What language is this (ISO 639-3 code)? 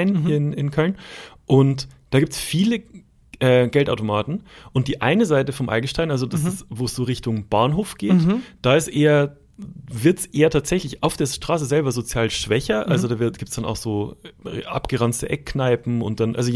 deu